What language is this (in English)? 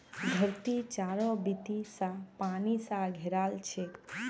Magahi